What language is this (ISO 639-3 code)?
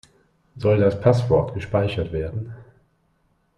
deu